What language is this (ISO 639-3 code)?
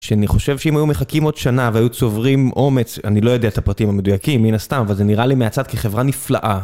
heb